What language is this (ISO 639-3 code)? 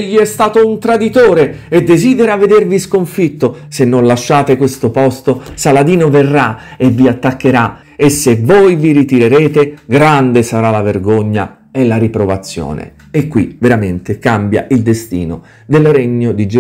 ita